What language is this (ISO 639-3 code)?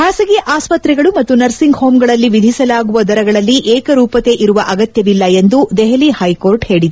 kan